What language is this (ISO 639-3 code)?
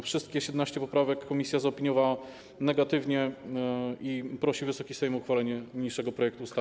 pol